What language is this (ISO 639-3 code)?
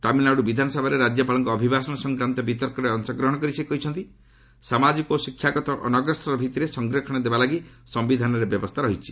ori